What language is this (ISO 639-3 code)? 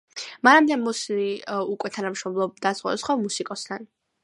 kat